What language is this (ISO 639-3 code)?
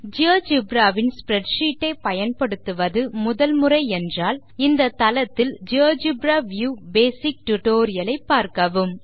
tam